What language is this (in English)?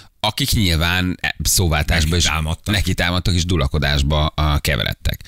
Hungarian